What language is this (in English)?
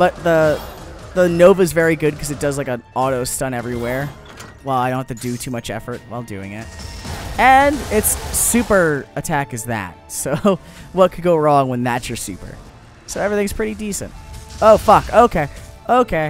English